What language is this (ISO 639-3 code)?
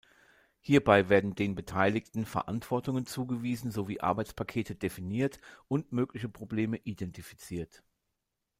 deu